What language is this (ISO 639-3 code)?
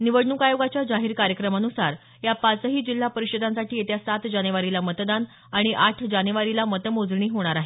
mar